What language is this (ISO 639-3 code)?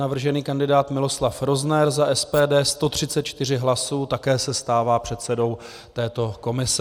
ces